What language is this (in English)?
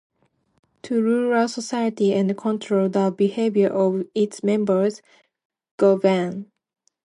English